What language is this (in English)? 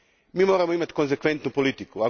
Croatian